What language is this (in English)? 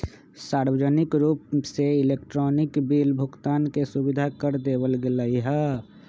Magahi